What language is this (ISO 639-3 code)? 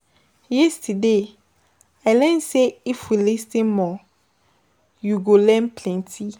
pcm